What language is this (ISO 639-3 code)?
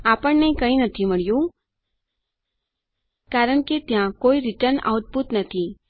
guj